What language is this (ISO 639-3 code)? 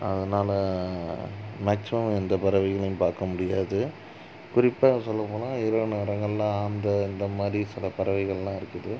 tam